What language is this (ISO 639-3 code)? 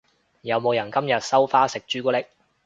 yue